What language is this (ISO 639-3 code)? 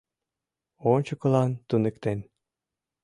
chm